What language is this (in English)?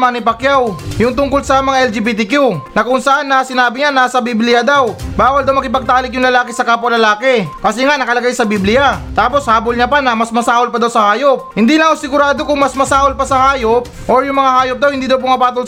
Filipino